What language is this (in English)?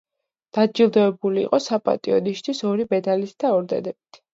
Georgian